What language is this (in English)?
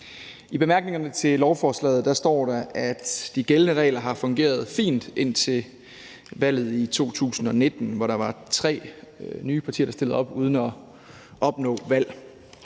Danish